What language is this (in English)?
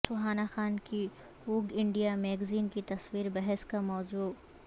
Urdu